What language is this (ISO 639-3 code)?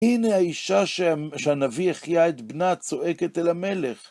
heb